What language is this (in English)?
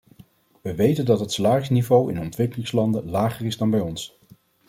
Dutch